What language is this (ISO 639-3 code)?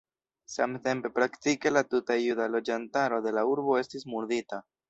epo